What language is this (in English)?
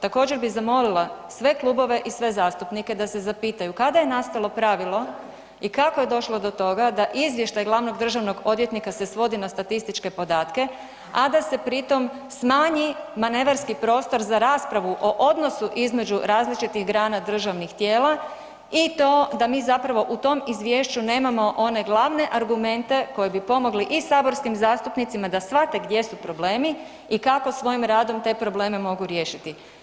Croatian